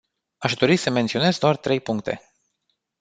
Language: Romanian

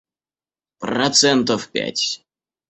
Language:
Russian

